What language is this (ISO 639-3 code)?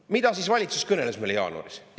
est